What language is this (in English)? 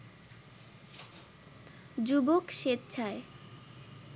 Bangla